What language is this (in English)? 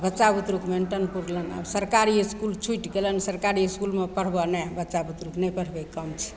Maithili